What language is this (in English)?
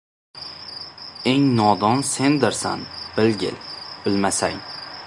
Uzbek